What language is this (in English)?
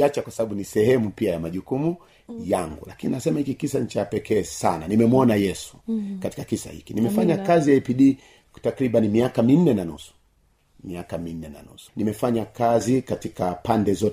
Swahili